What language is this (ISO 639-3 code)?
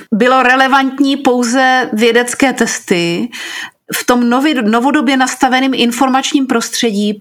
ces